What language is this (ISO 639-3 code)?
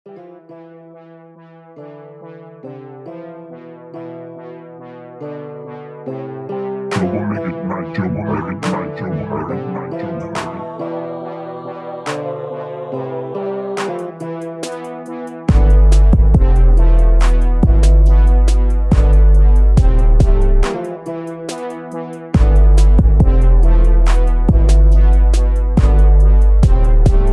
eng